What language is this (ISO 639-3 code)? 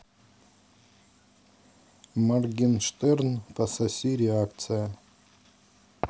rus